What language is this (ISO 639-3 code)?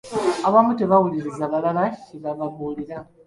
lug